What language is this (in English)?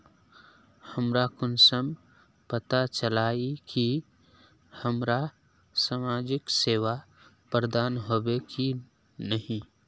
Magahi